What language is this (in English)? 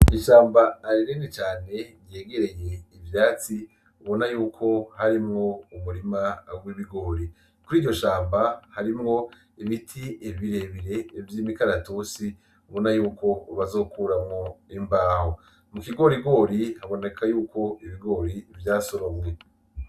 Rundi